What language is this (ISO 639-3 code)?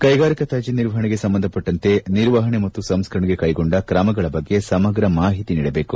kan